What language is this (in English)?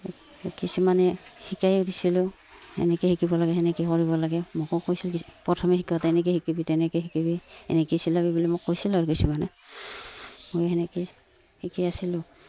Assamese